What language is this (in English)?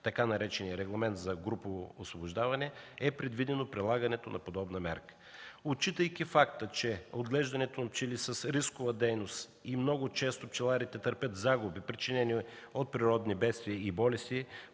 Bulgarian